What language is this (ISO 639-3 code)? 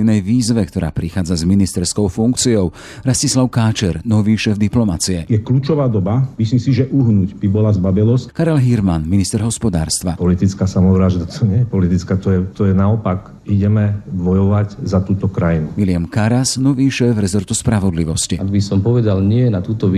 slk